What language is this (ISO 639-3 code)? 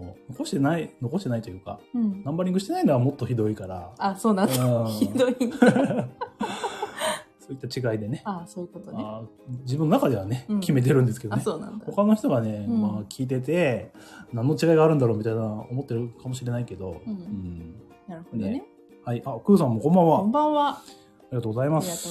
jpn